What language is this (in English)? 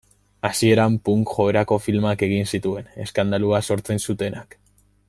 Basque